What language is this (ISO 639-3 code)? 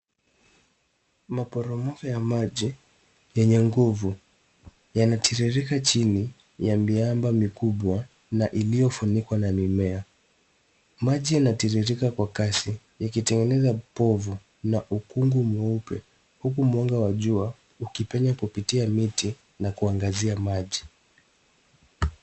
swa